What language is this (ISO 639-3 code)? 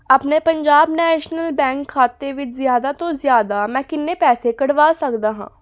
pan